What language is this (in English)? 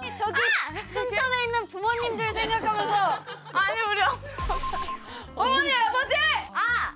Korean